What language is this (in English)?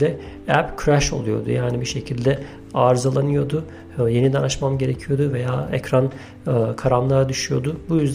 Turkish